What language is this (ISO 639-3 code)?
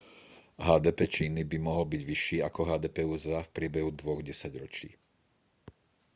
slk